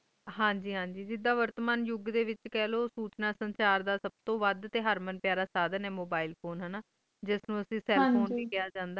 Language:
Punjabi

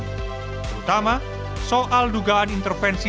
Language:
Indonesian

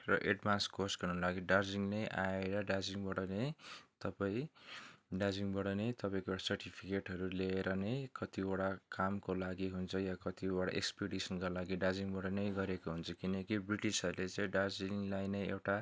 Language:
Nepali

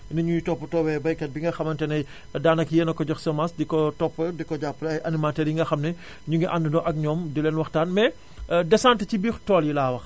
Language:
Wolof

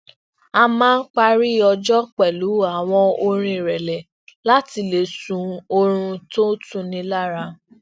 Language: Yoruba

